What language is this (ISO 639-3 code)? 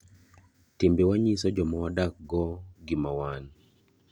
luo